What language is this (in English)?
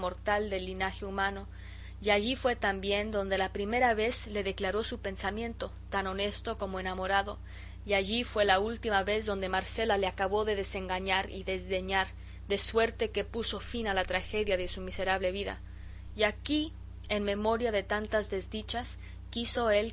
Spanish